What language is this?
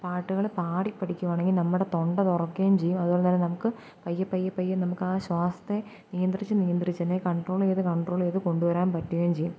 Malayalam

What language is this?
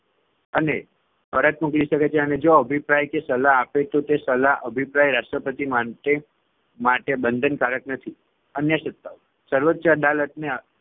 Gujarati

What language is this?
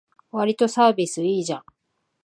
Japanese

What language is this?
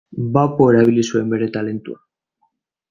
Basque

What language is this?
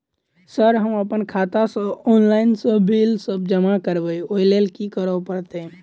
Maithili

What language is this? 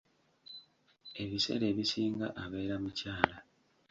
Ganda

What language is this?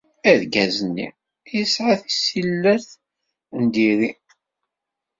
Kabyle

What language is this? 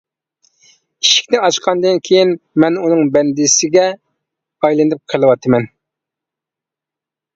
Uyghur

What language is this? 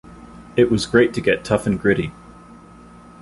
English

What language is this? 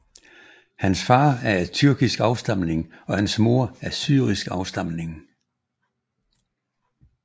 Danish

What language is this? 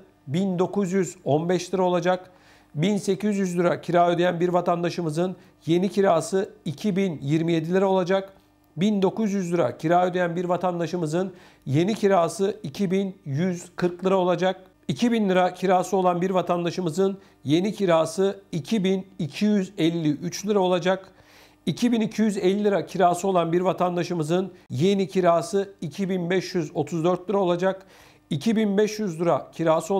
Turkish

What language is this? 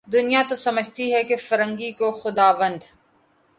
Urdu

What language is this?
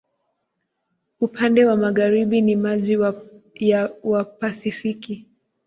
Swahili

